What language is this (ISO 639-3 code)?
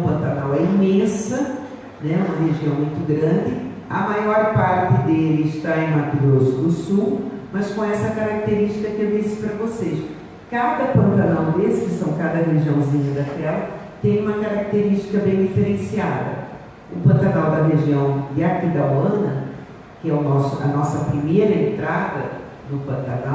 por